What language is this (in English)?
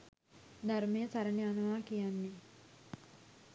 Sinhala